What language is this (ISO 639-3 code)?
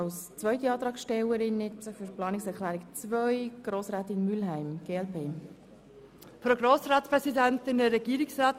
gsw